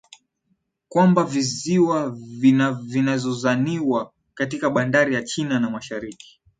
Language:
Swahili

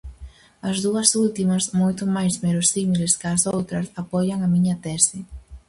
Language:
Galician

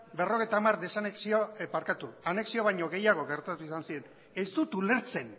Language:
Basque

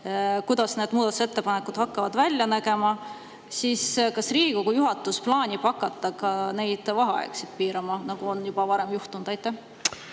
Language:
Estonian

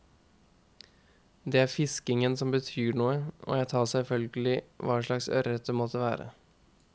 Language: Norwegian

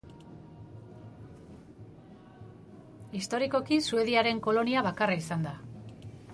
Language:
Basque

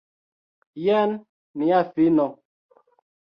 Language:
Esperanto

